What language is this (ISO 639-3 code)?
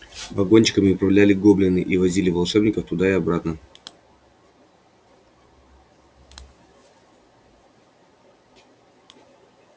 rus